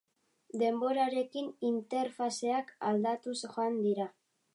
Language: Basque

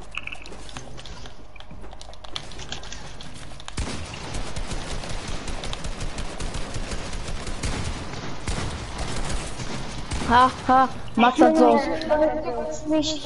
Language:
German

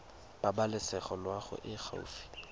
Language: Tswana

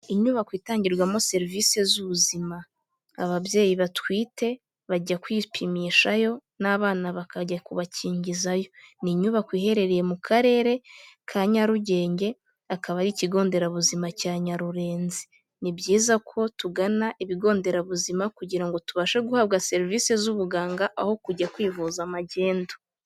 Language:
Kinyarwanda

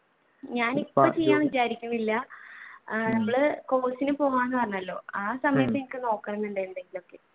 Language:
Malayalam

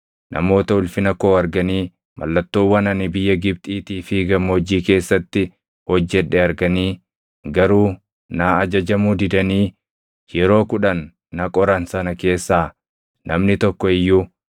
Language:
Oromo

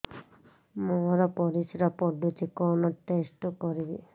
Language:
Odia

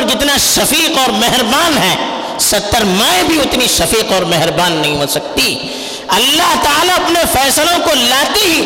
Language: Urdu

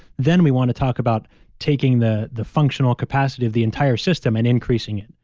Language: English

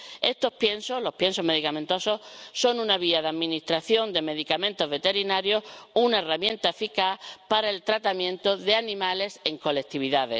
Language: Spanish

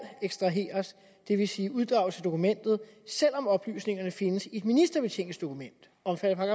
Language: Danish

